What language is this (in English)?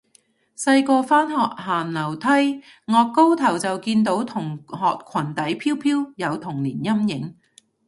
Cantonese